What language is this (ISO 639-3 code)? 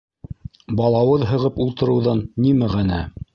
bak